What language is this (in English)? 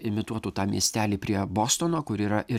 Lithuanian